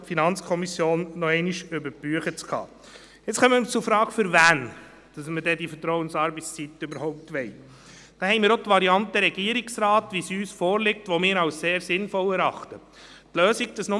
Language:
Swiss German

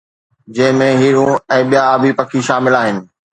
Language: Sindhi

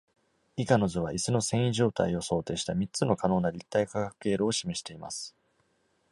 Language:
Japanese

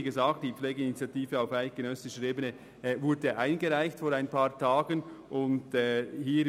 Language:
Swiss German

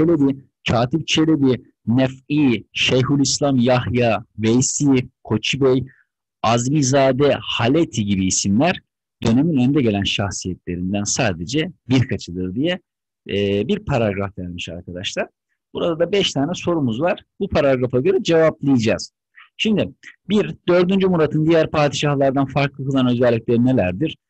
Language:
Turkish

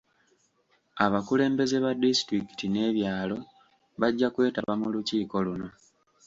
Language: Ganda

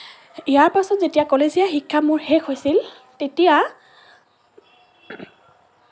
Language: Assamese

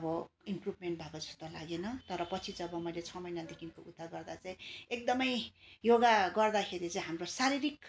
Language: Nepali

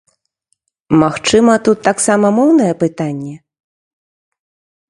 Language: Belarusian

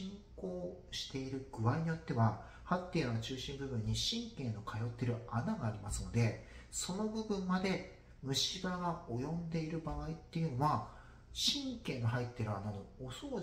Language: Japanese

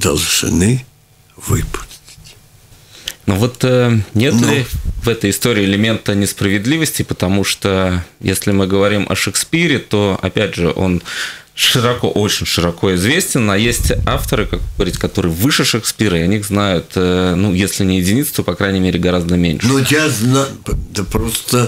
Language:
Russian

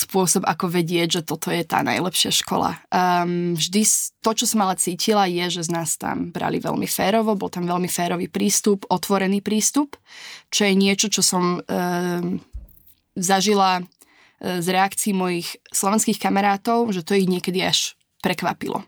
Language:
Slovak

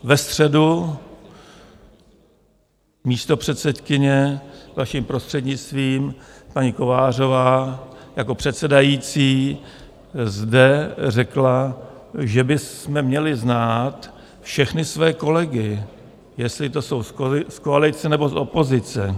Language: Czech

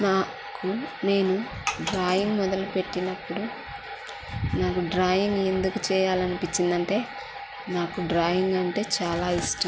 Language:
Telugu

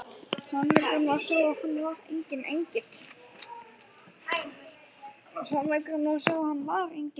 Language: Icelandic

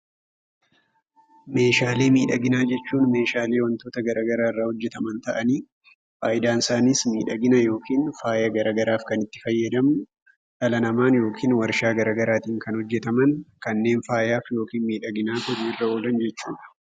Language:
Oromo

